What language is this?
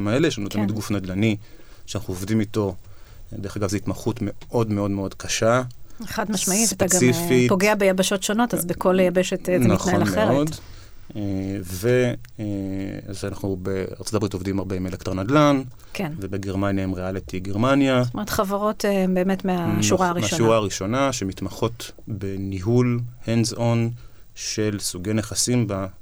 Hebrew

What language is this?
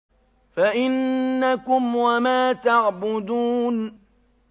Arabic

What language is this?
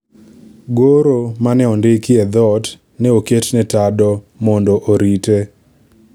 Luo (Kenya and Tanzania)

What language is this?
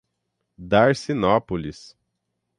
Portuguese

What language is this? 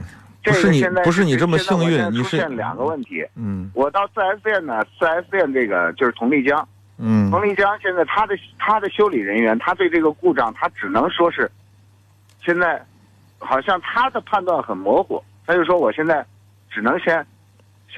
Chinese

